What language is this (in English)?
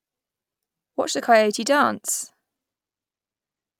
English